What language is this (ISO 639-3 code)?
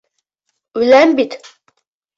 bak